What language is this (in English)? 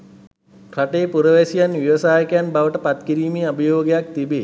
Sinhala